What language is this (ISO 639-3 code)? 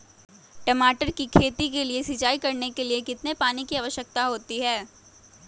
mag